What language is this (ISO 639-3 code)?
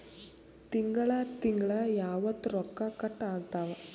kan